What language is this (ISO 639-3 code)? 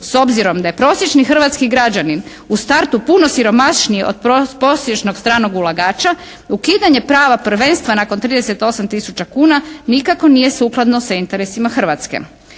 hrv